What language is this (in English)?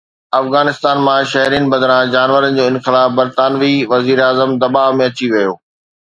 Sindhi